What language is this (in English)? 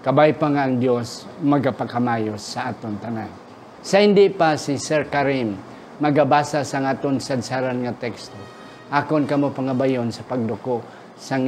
Filipino